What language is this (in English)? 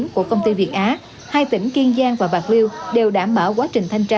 Vietnamese